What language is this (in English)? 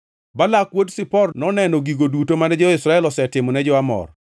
Luo (Kenya and Tanzania)